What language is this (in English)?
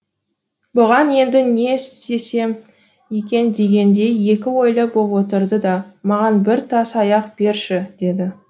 Kazakh